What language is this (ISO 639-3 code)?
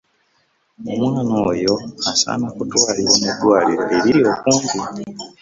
lug